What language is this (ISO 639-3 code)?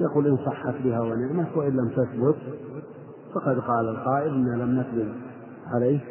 ara